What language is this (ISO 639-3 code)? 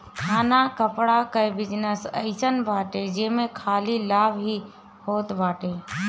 bho